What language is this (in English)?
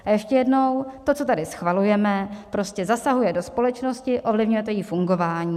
Czech